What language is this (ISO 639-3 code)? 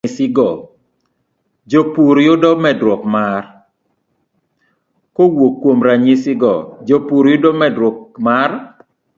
luo